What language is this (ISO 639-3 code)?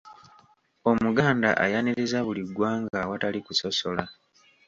lug